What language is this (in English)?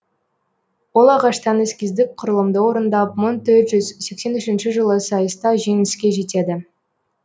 Kazakh